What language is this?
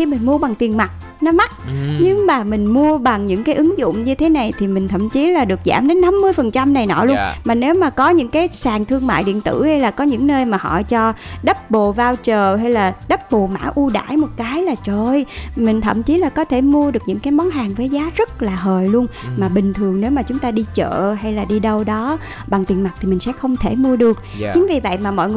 Vietnamese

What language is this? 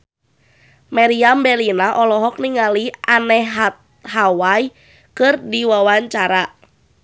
Sundanese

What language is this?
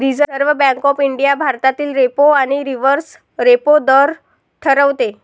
Marathi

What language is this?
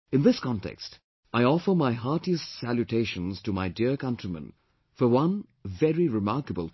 English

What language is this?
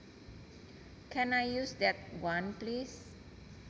Javanese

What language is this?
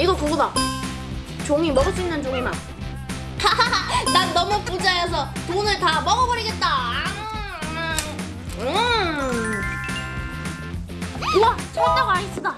Korean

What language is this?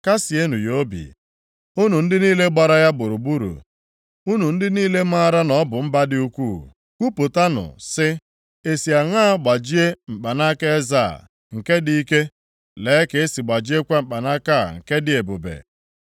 Igbo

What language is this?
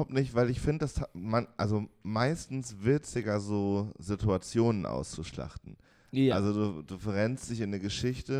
German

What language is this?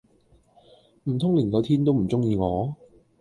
Cantonese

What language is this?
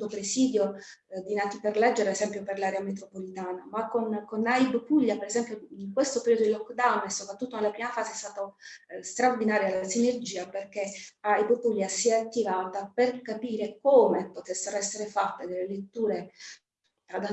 Italian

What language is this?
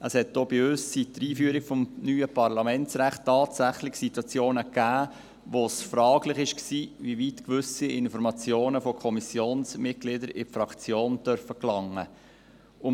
Swiss German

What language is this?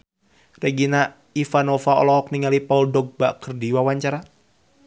Sundanese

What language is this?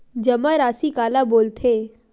Chhattisgarhi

